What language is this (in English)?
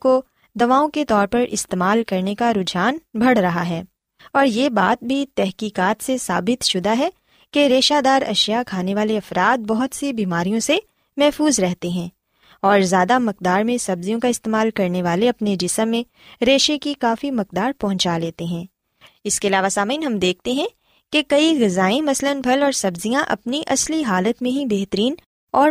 Urdu